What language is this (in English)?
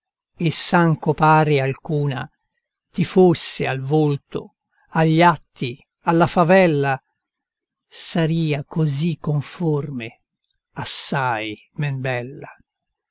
Italian